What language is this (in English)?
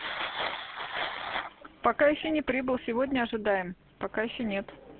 Russian